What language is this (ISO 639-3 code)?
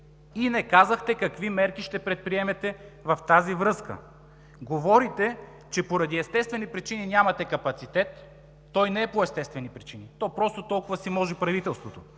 bul